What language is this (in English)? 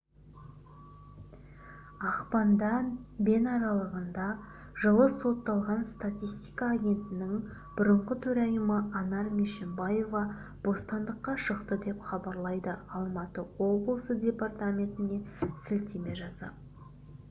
Kazakh